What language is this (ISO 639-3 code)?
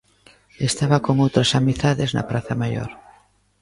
glg